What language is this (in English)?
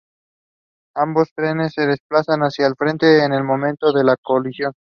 Spanish